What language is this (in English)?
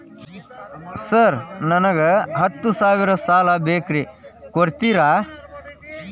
Kannada